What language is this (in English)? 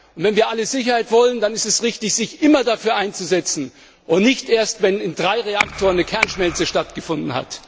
German